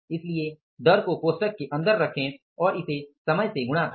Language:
Hindi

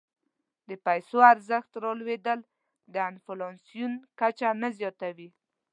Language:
Pashto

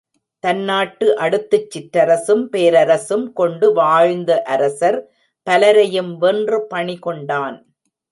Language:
Tamil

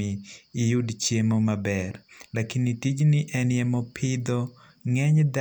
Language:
Luo (Kenya and Tanzania)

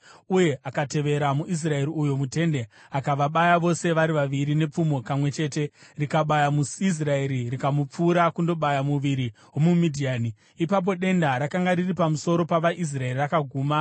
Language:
Shona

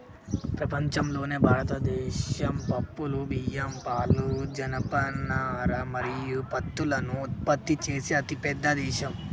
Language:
Telugu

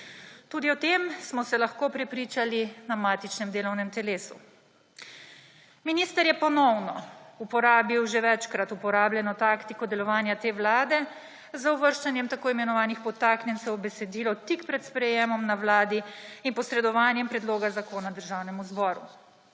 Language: Slovenian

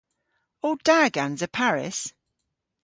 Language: Cornish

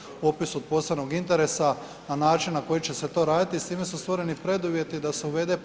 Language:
Croatian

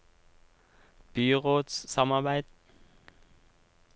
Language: Norwegian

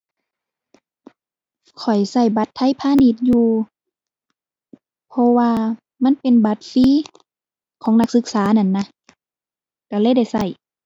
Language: Thai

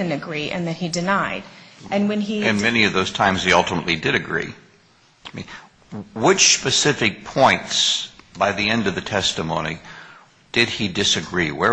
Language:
English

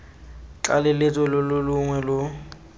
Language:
Tswana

